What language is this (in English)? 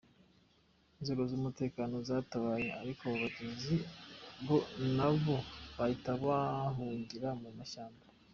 Kinyarwanda